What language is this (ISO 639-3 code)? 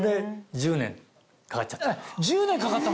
jpn